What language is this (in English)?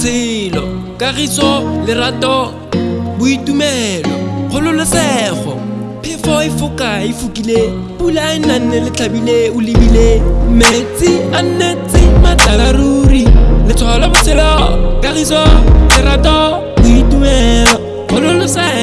Tswana